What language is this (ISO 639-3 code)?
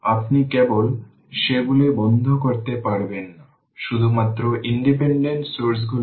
ben